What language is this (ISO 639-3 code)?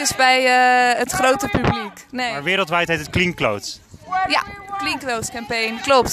nld